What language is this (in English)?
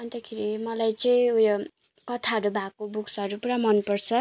Nepali